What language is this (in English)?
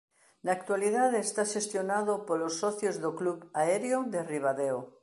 Galician